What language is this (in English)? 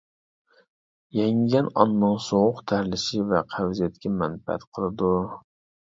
Uyghur